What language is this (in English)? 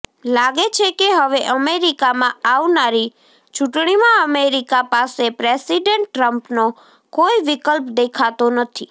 Gujarati